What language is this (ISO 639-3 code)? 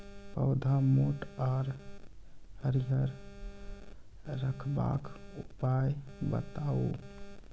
mai